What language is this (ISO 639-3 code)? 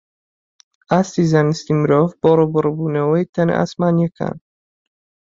ckb